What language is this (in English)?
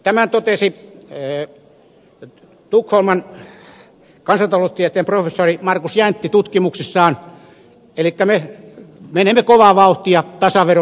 Finnish